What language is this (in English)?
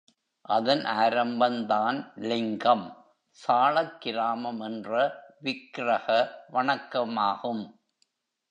Tamil